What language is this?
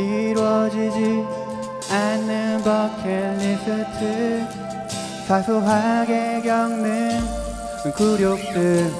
Korean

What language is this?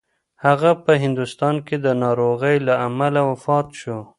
Pashto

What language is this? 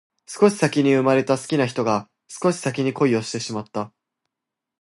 Japanese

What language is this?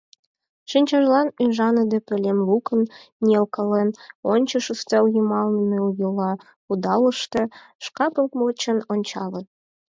Mari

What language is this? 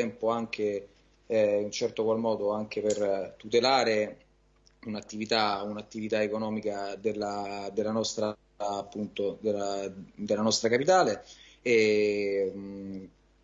Italian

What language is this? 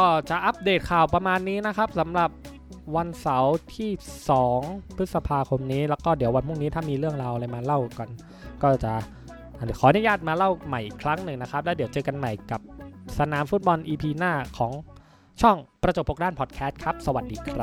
Thai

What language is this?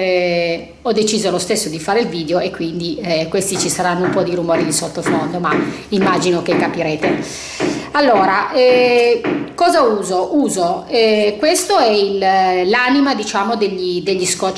Italian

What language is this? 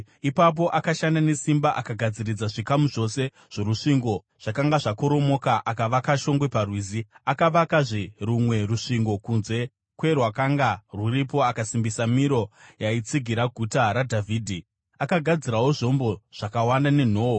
Shona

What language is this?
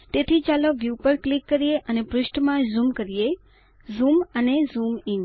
Gujarati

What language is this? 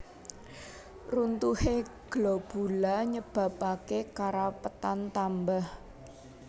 Javanese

